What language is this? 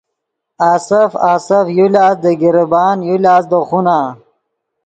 Yidgha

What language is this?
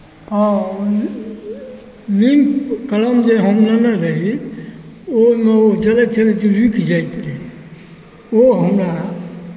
Maithili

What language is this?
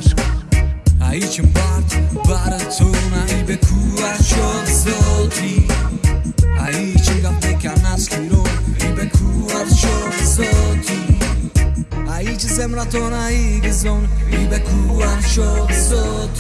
Albanian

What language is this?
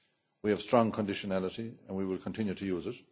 English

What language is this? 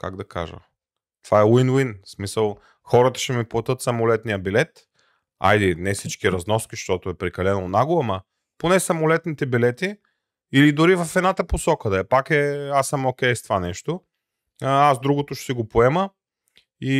Bulgarian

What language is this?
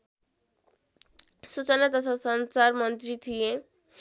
Nepali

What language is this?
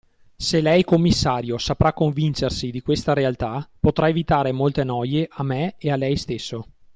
Italian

